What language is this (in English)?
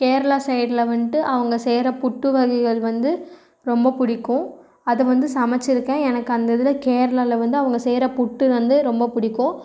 Tamil